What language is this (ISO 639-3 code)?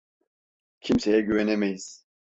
tur